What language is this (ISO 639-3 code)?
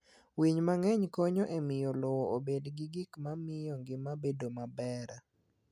luo